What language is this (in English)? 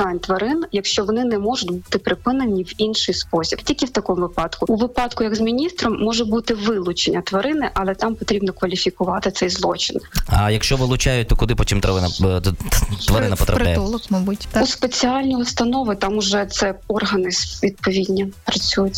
Ukrainian